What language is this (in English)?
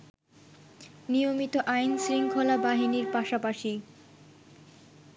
Bangla